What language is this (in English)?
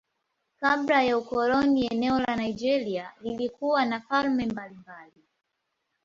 Swahili